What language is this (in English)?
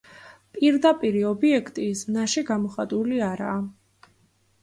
Georgian